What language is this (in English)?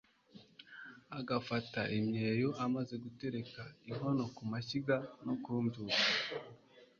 Kinyarwanda